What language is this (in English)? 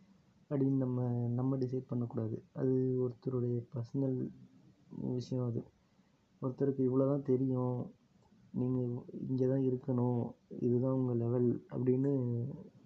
Tamil